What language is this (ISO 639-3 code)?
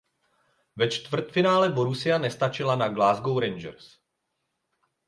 ces